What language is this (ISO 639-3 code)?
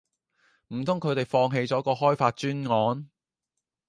yue